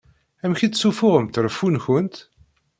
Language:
Kabyle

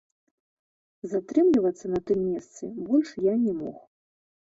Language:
Belarusian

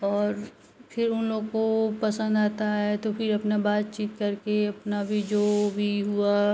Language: Hindi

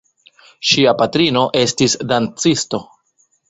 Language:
Esperanto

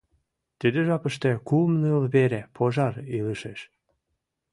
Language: Mari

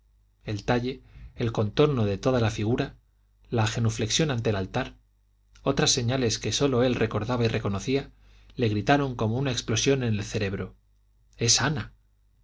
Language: Spanish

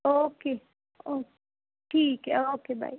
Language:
Punjabi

